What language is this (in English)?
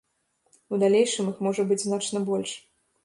Belarusian